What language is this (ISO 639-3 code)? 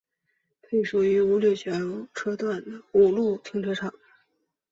zho